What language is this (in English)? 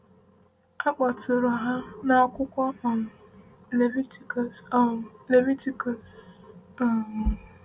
Igbo